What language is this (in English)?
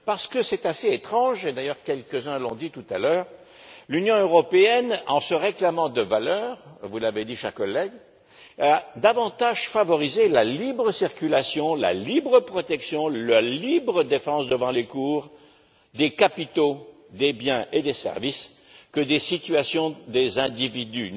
French